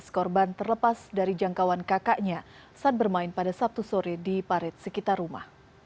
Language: Indonesian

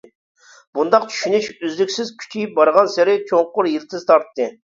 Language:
Uyghur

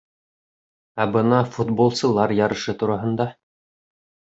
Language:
Bashkir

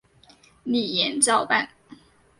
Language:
Chinese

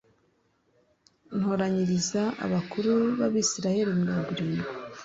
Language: Kinyarwanda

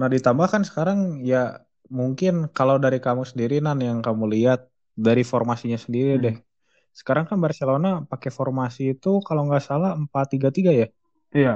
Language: Indonesian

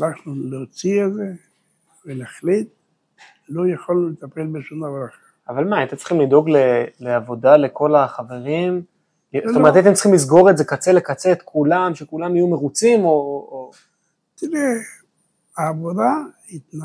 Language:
Hebrew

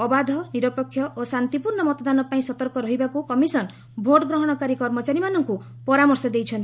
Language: Odia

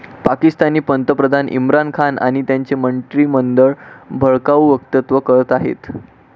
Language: Marathi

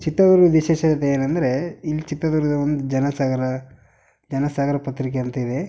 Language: Kannada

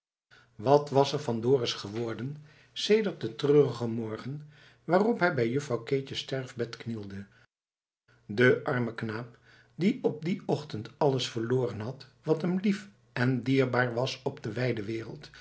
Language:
Dutch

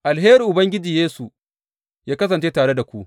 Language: Hausa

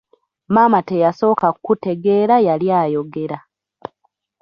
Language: Ganda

